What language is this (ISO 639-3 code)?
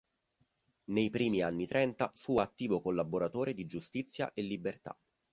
ita